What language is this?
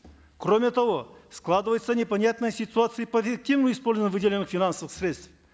Kazakh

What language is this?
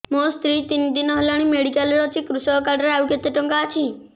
Odia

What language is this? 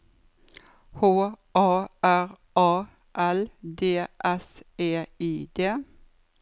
Norwegian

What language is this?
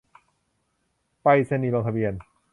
Thai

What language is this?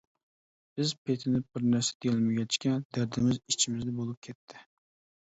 Uyghur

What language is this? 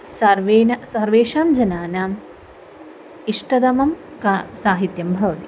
Sanskrit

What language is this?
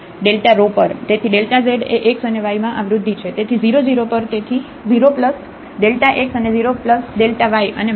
Gujarati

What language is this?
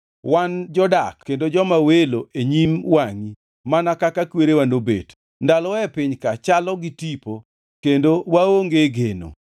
Luo (Kenya and Tanzania)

